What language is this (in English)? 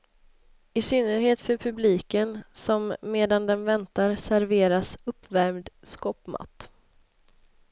Swedish